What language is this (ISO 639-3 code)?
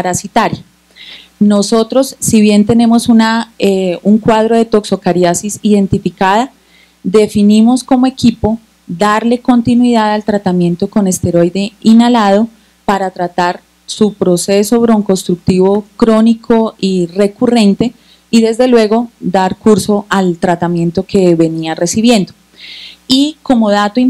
spa